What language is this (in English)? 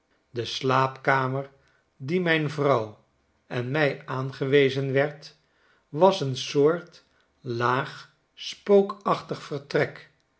Dutch